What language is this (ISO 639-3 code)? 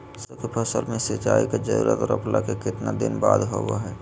mag